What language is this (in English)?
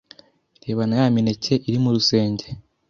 Kinyarwanda